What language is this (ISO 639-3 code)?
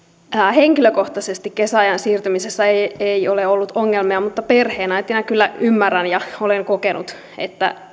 fin